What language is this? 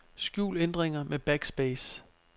Danish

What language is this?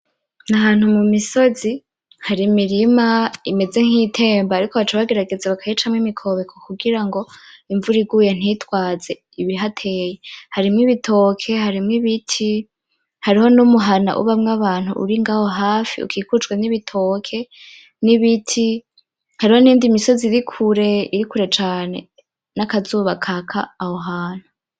Rundi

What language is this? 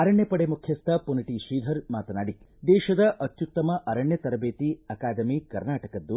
Kannada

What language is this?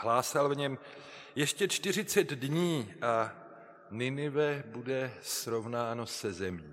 Czech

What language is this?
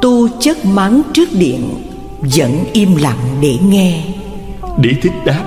Vietnamese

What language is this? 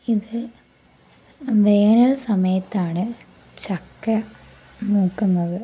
Malayalam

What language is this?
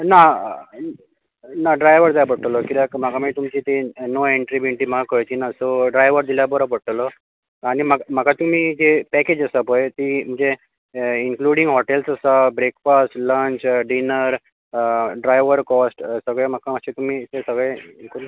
Konkani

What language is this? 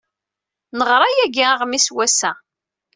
Kabyle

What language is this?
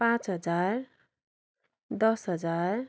Nepali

